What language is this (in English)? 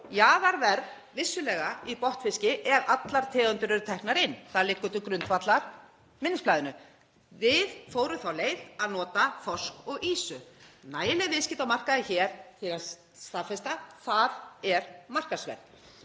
Icelandic